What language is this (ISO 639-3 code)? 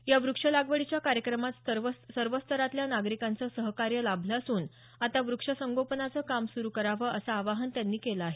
mar